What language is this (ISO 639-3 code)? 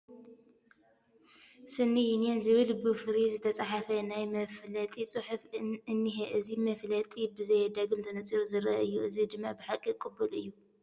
tir